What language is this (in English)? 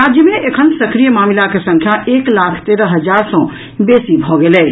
Maithili